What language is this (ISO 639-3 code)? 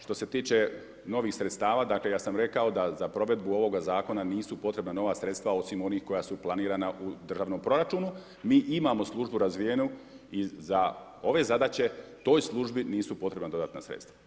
hrv